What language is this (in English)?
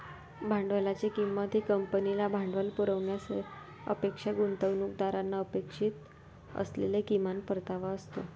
Marathi